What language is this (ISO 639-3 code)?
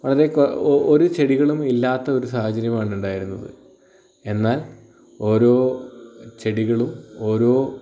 mal